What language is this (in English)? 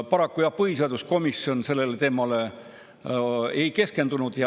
Estonian